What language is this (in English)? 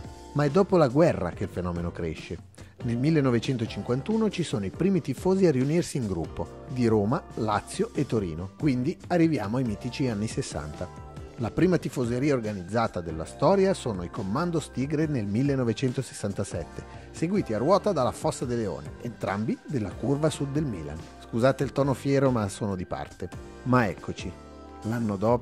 Italian